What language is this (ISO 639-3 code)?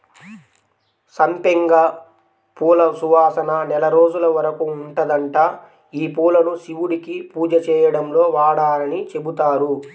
tel